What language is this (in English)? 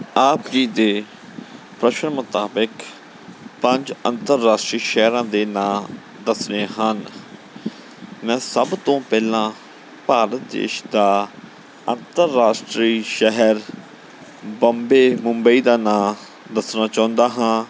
Punjabi